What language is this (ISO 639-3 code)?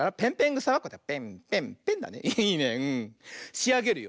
jpn